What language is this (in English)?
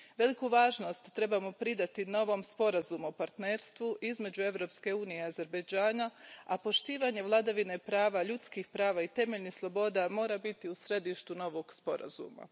Croatian